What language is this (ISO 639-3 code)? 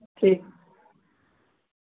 doi